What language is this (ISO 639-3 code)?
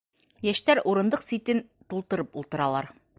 bak